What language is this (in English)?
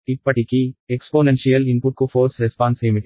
Telugu